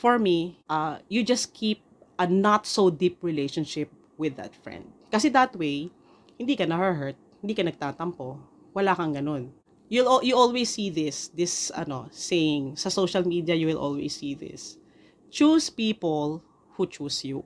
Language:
Filipino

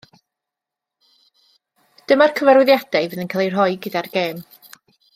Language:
Welsh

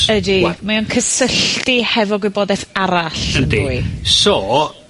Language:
Welsh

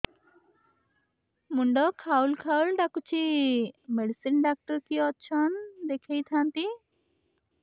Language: Odia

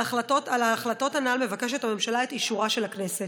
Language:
Hebrew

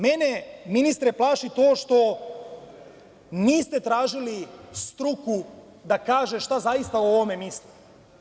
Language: Serbian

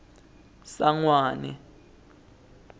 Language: Swati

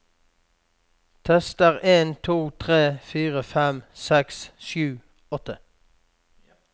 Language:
Norwegian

